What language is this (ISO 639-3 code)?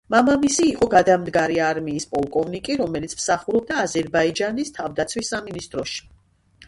kat